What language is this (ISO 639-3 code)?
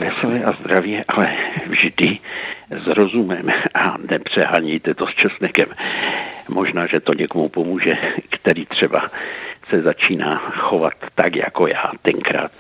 ces